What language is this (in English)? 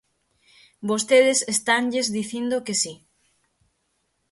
Galician